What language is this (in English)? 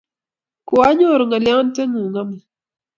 Kalenjin